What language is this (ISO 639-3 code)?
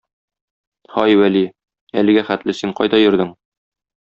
tat